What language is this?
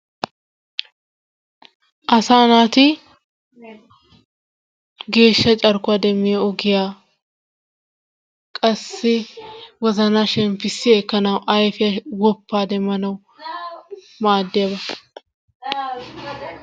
Wolaytta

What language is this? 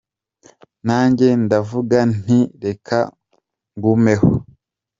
Kinyarwanda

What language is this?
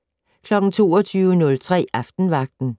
Danish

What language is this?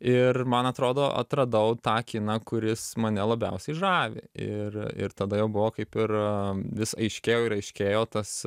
Lithuanian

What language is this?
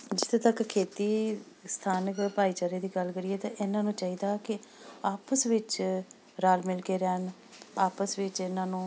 Punjabi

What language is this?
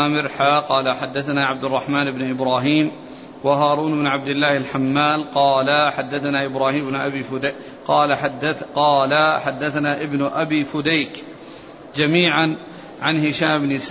Arabic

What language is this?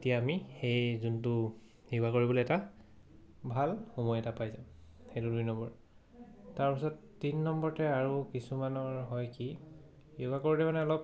Assamese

